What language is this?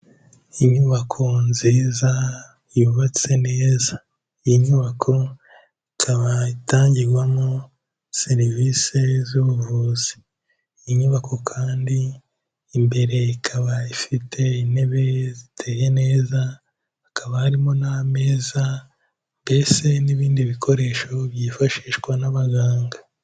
Kinyarwanda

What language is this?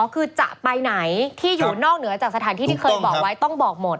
Thai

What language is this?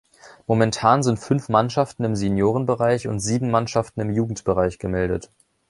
German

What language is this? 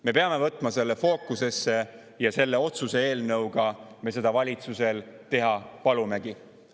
Estonian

